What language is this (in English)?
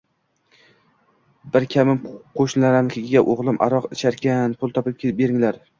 Uzbek